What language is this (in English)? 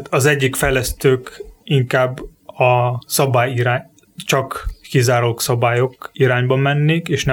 Hungarian